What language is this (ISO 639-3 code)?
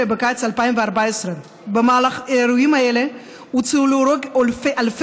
heb